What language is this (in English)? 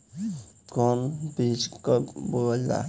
Bhojpuri